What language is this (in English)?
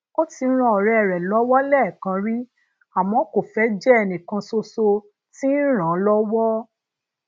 Yoruba